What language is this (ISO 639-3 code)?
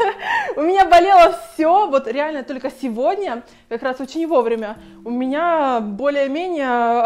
rus